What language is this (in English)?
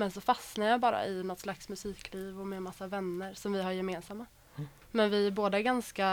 Swedish